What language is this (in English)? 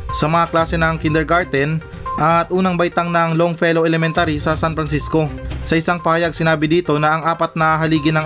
Filipino